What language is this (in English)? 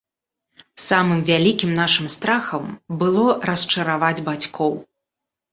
Belarusian